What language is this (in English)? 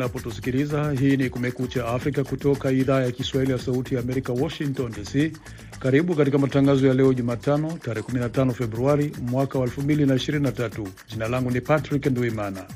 Swahili